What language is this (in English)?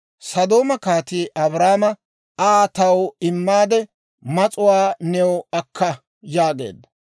Dawro